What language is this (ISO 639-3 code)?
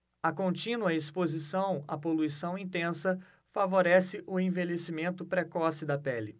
por